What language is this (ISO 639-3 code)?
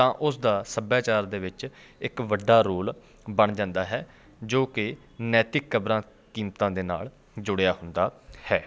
pan